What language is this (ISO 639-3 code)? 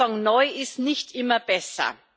deu